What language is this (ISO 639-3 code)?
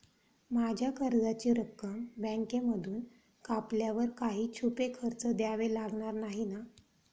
mar